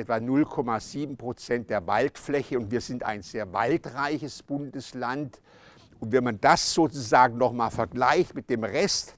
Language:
German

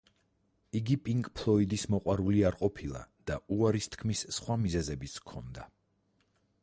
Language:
Georgian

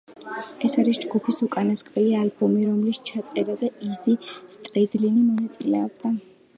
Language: Georgian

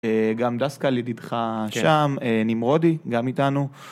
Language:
Hebrew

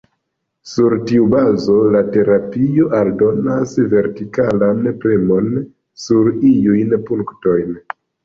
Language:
Esperanto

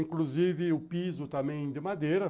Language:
Portuguese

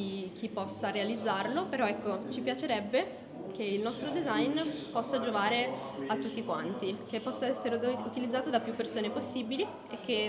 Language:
Italian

